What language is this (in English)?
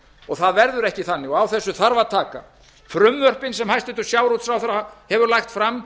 Icelandic